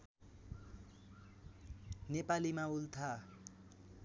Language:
Nepali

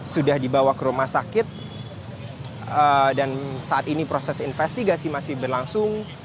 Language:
Indonesian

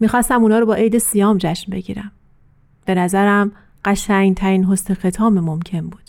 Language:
Persian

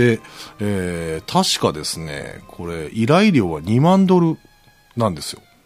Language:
Japanese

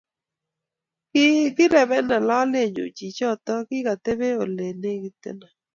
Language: Kalenjin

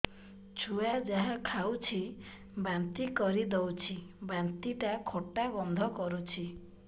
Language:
Odia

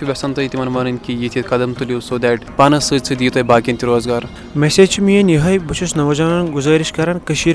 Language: Urdu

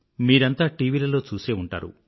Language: Telugu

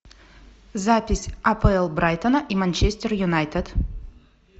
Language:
Russian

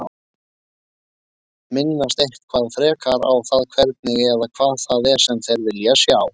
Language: Icelandic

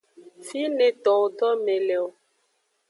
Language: Aja (Benin)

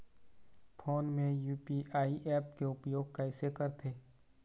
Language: Chhattisgarhi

